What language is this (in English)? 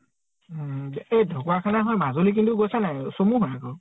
Assamese